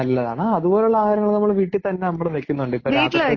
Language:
Malayalam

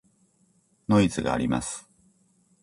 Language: Japanese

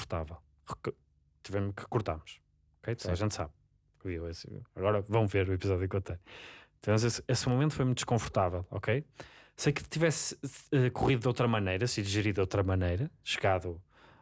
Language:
Portuguese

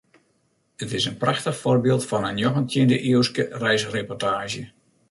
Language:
Western Frisian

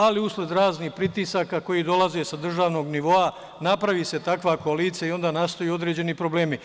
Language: Serbian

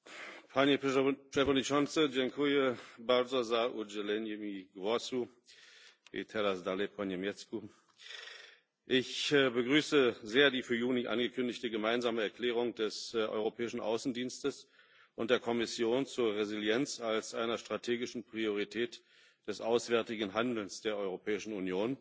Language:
German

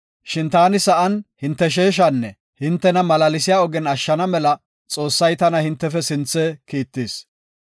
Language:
Gofa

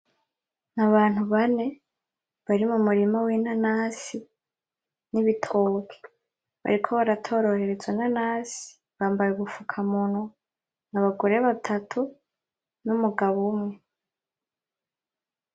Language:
Rundi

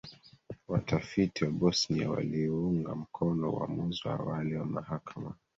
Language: Swahili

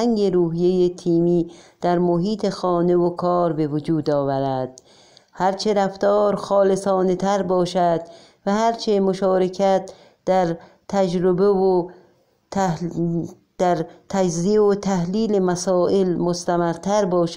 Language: Persian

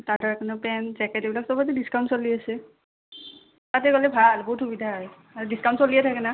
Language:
Assamese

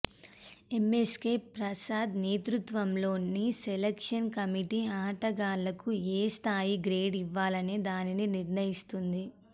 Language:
Telugu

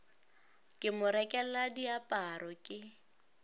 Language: Northern Sotho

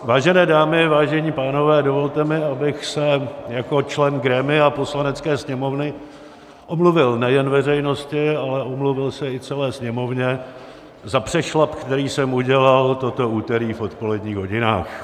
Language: Czech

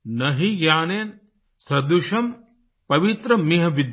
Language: Hindi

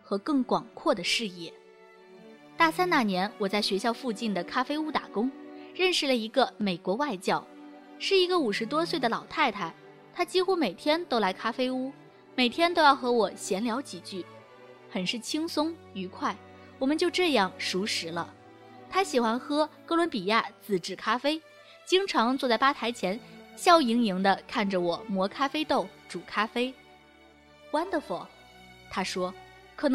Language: Chinese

